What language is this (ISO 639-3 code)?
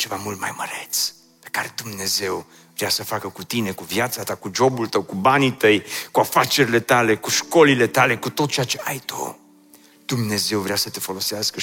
ron